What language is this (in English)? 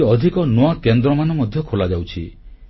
Odia